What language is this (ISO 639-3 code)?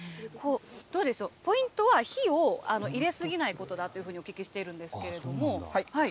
jpn